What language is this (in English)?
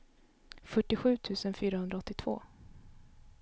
Swedish